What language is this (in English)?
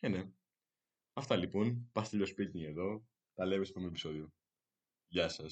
Greek